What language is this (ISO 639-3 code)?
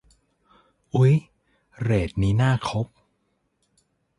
tha